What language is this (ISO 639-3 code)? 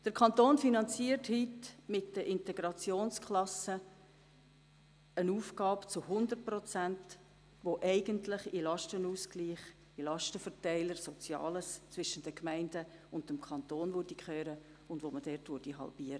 gsw